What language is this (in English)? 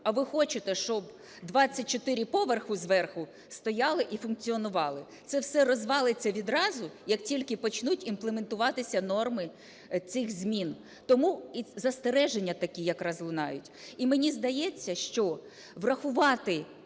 Ukrainian